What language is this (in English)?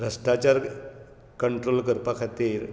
Konkani